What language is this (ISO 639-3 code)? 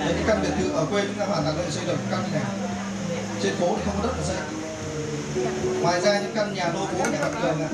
vie